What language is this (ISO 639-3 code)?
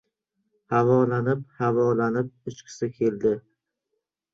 uzb